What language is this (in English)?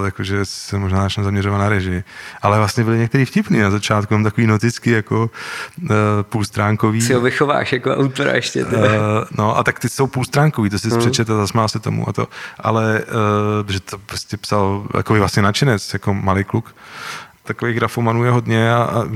Czech